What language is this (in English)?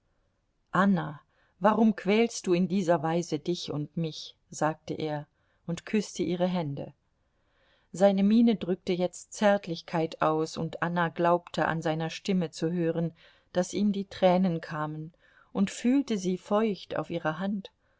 German